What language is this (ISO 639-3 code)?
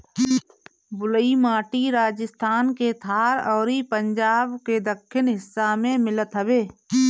bho